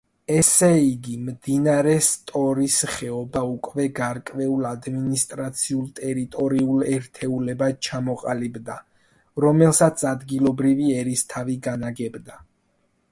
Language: Georgian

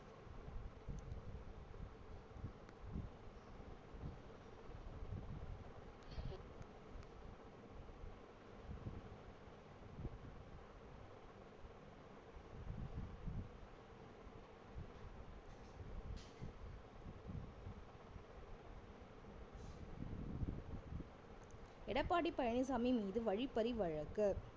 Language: Tamil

